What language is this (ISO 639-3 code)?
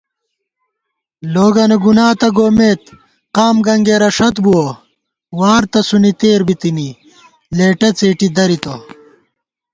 gwt